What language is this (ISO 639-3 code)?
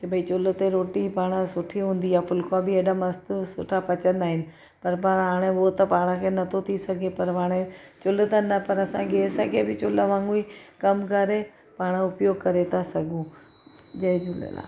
snd